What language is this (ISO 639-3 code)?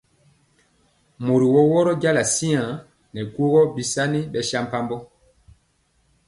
mcx